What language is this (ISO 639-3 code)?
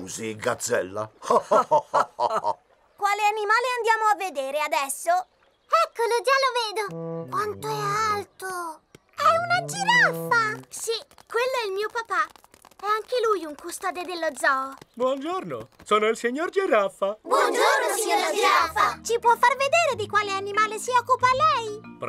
ita